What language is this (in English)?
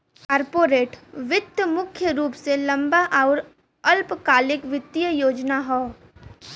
Bhojpuri